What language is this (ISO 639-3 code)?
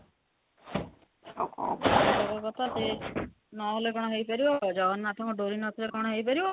ori